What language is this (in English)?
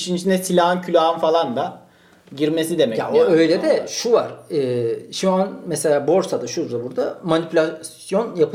Turkish